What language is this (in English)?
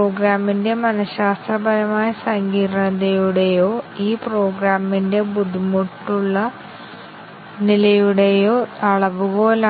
Malayalam